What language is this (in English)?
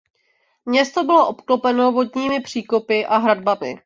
Czech